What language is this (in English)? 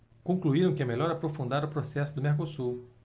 Portuguese